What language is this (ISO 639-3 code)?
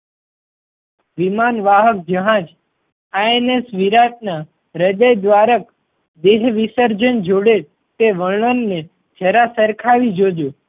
guj